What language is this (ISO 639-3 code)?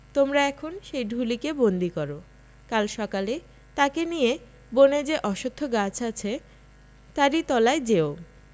ben